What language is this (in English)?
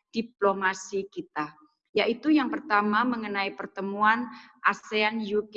Indonesian